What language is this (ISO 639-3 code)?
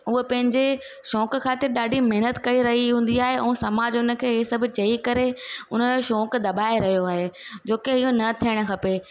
snd